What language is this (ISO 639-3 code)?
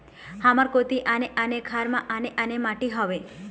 hne